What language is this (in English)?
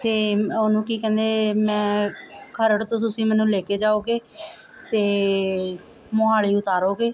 Punjabi